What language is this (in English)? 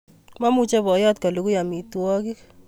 Kalenjin